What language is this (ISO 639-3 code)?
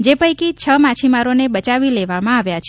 guj